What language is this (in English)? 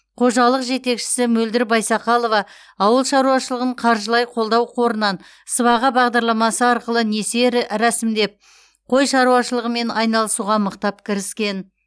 Kazakh